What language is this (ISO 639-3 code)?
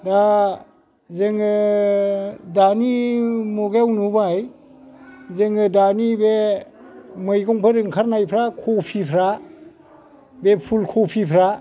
brx